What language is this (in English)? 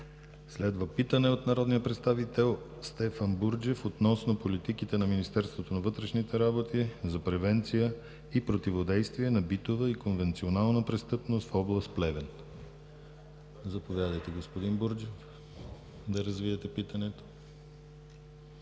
Bulgarian